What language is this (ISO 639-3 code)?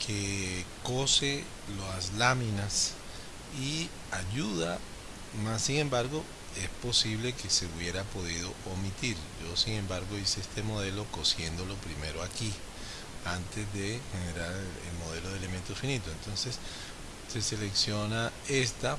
spa